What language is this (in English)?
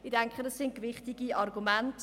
Swiss German